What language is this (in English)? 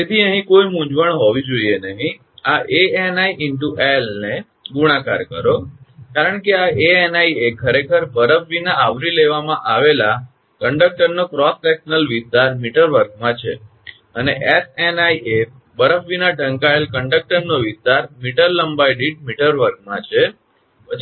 Gujarati